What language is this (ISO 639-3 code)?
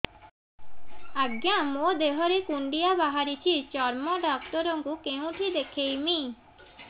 ori